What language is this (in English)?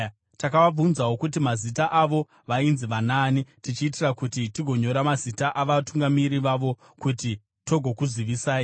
Shona